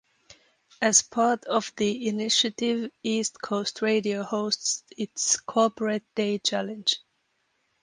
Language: English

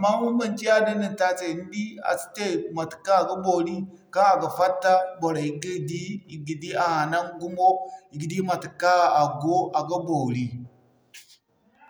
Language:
Zarma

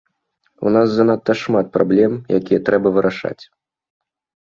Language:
Belarusian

